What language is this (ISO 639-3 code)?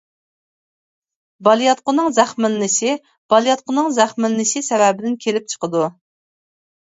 uig